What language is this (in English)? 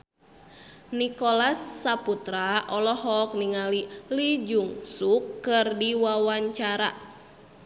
Sundanese